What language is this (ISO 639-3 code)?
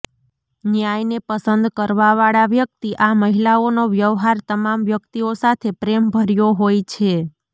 guj